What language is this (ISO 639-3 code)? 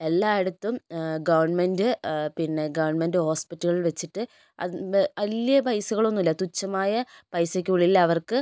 mal